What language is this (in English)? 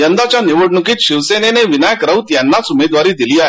Marathi